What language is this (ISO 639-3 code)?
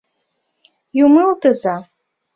chm